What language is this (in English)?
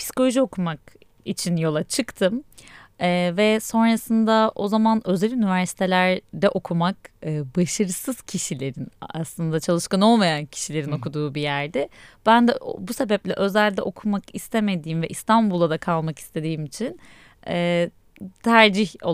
Turkish